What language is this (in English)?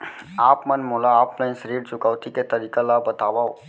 Chhattisgarhi